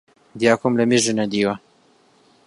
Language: Central Kurdish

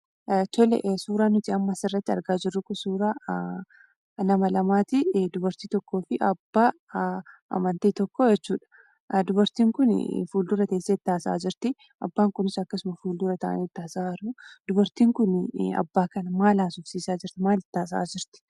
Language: Oromo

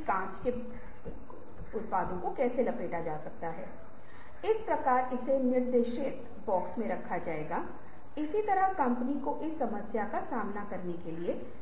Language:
Hindi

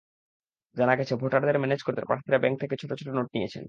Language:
Bangla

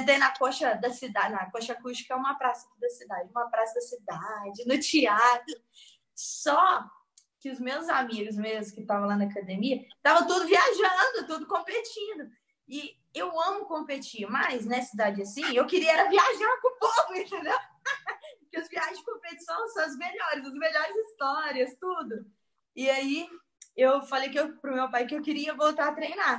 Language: Portuguese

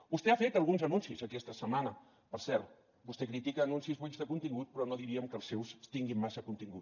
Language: Catalan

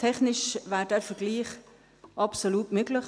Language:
Swiss German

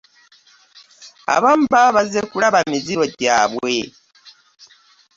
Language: Ganda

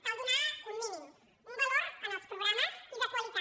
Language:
Catalan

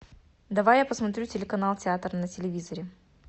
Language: Russian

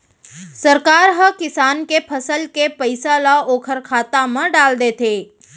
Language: Chhattisgarhi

